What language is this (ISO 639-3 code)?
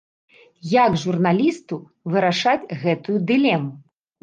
bel